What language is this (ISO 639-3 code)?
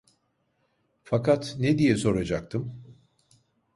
tur